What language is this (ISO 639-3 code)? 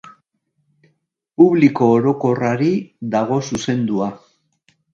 eus